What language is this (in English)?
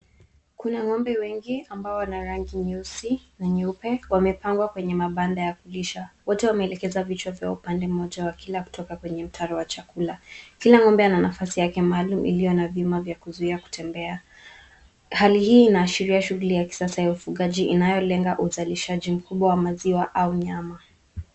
Swahili